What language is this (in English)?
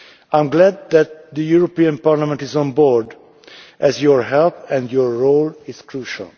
English